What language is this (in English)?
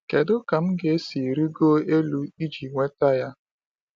Igbo